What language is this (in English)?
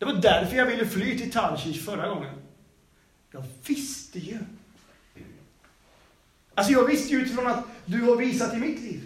Swedish